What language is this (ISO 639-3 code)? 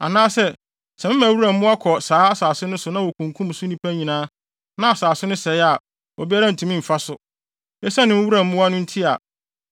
aka